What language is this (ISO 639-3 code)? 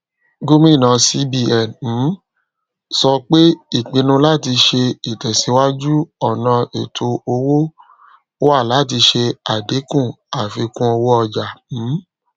yor